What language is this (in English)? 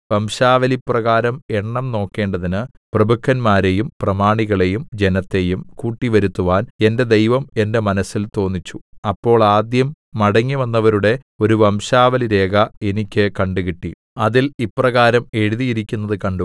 Malayalam